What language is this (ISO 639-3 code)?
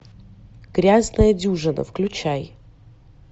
rus